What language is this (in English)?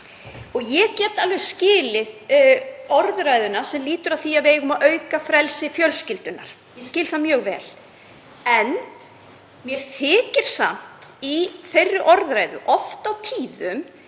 Icelandic